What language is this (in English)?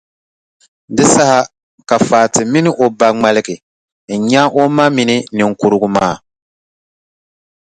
Dagbani